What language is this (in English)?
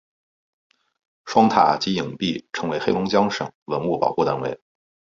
Chinese